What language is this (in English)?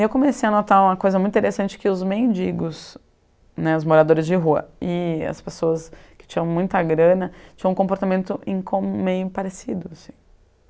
Portuguese